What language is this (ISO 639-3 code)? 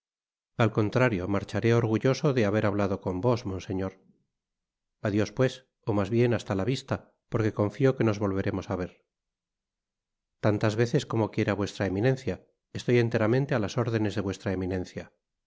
spa